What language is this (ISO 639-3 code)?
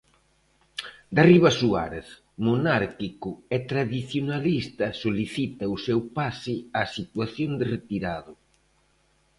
glg